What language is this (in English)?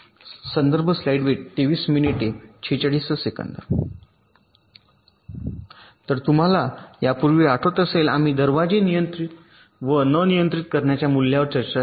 Marathi